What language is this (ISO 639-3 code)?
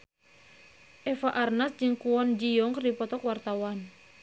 sun